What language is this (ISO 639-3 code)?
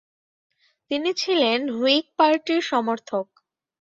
ben